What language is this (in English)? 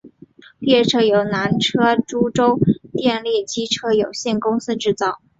Chinese